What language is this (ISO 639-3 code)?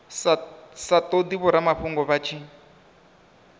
ven